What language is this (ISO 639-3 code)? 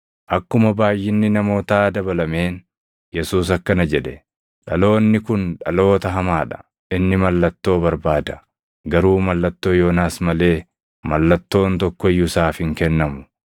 orm